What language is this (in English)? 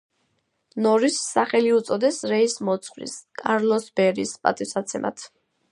Georgian